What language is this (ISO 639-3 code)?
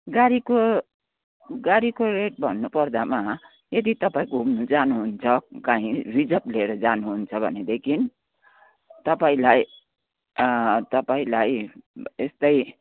nep